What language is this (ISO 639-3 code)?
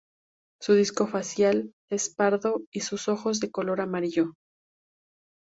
spa